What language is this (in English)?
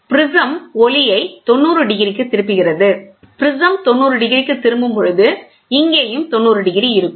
Tamil